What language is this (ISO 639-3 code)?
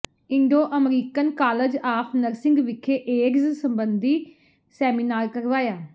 pan